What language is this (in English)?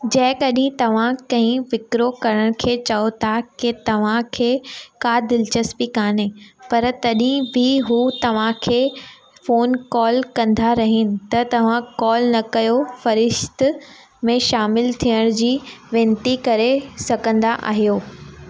Sindhi